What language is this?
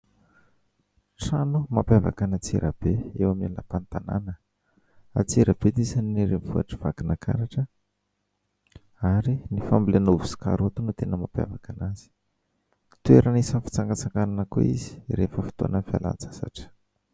Malagasy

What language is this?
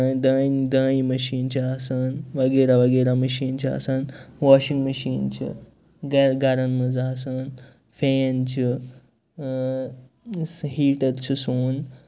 Kashmiri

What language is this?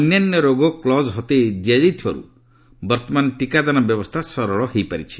Odia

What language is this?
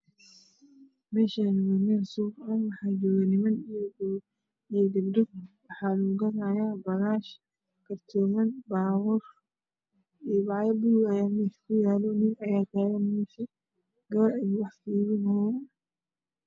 Somali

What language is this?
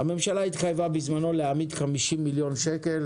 Hebrew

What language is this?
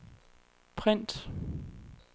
Danish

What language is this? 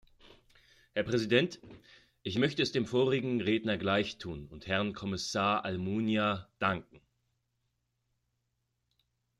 German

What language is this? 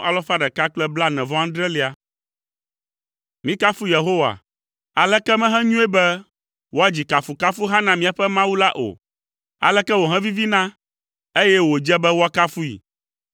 Ewe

